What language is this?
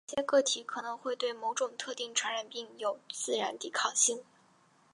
Chinese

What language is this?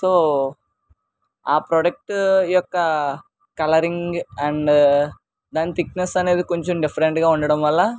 Telugu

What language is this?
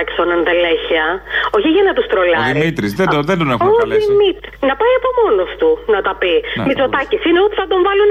Greek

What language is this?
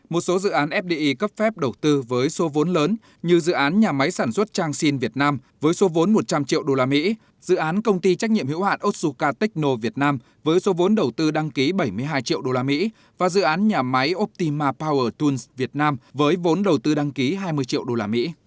Vietnamese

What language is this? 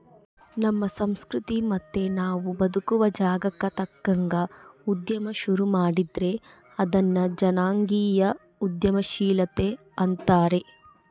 Kannada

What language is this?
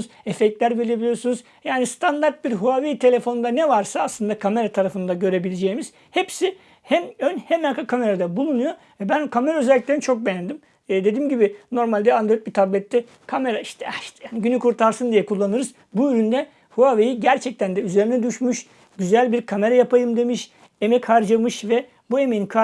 Turkish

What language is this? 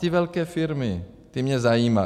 Czech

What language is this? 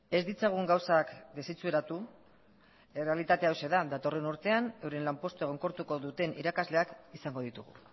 Basque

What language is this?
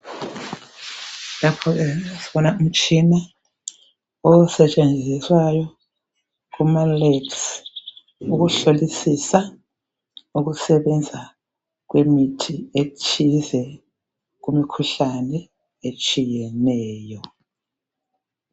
North Ndebele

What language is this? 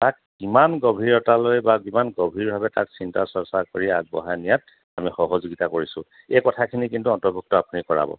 Assamese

